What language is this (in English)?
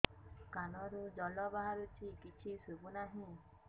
Odia